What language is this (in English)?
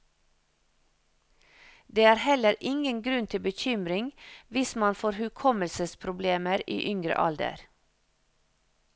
Norwegian